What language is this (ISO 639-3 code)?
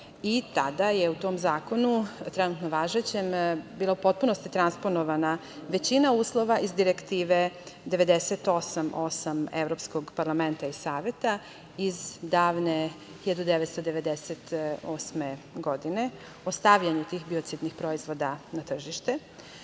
srp